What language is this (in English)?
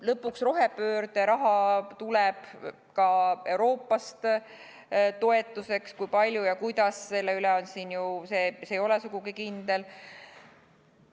Estonian